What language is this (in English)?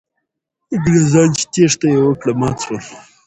Pashto